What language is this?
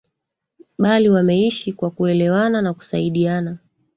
Swahili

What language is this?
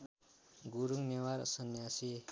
Nepali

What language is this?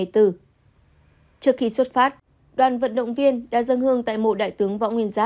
Vietnamese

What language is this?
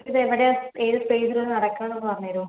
Malayalam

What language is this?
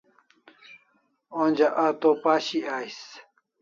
Kalasha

